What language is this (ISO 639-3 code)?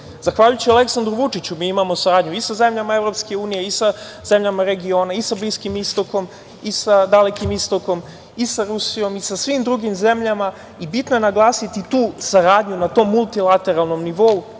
srp